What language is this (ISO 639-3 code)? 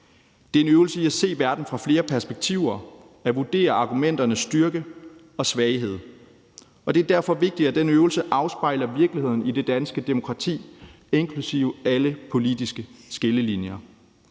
dan